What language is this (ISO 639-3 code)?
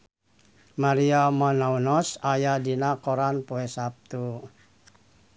sun